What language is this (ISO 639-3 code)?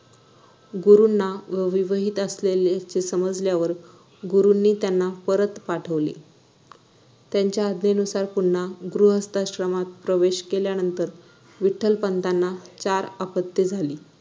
mar